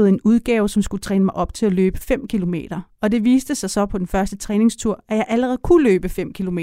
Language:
Danish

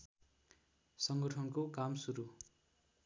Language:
Nepali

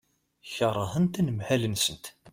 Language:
Kabyle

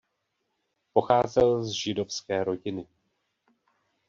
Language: Czech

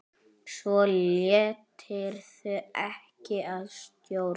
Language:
Icelandic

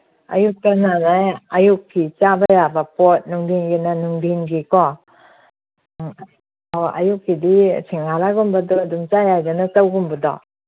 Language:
Manipuri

